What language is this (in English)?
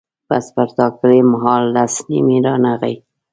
Pashto